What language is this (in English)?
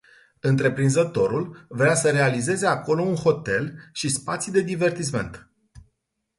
Romanian